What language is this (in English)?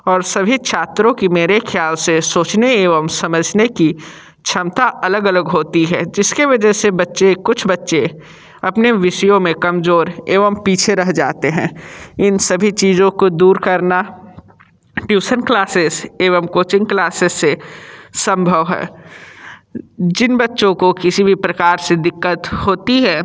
Hindi